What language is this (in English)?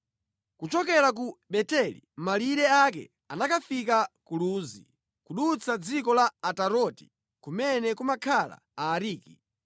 Nyanja